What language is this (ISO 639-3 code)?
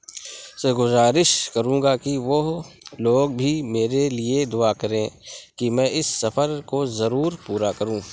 urd